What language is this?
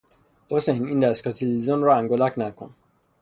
Persian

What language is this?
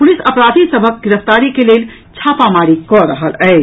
Maithili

